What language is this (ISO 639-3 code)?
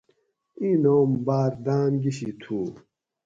gwc